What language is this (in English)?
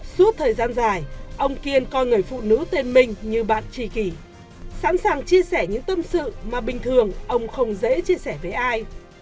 Vietnamese